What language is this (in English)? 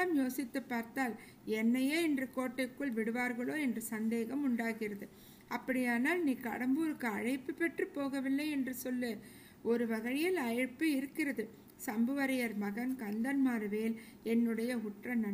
Tamil